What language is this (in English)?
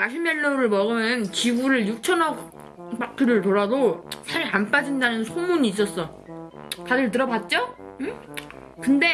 Korean